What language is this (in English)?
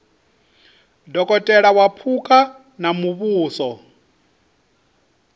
Venda